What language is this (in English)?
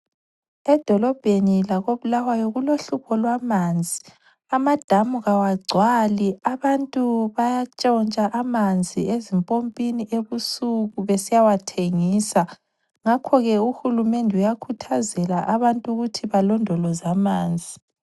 North Ndebele